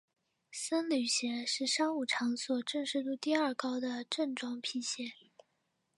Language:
Chinese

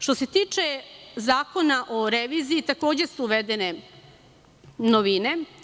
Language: Serbian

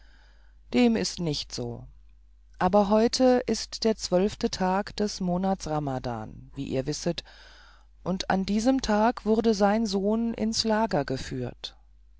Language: German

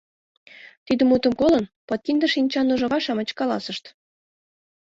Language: Mari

